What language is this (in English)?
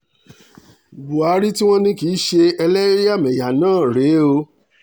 Yoruba